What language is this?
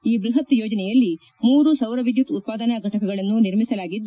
Kannada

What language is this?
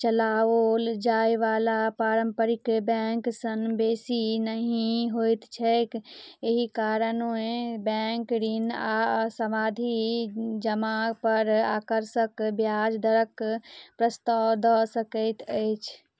Maithili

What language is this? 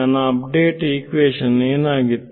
Kannada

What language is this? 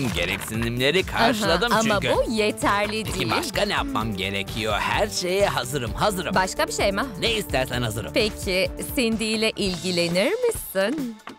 Turkish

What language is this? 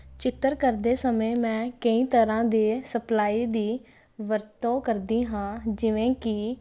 Punjabi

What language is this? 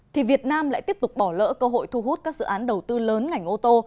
Vietnamese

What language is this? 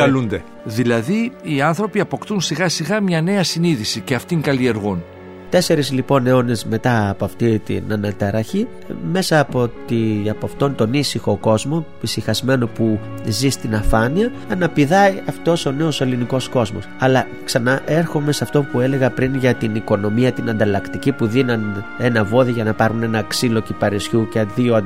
Greek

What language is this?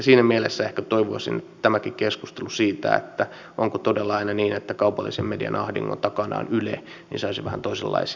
Finnish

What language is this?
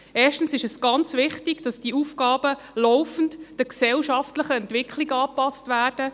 Swiss German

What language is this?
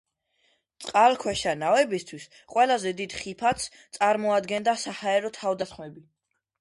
Georgian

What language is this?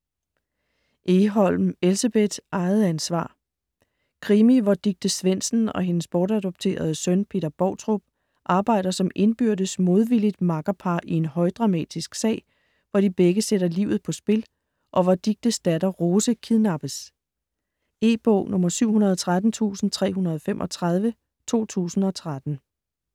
Danish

